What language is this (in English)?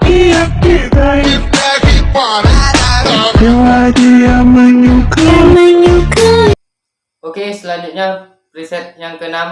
Indonesian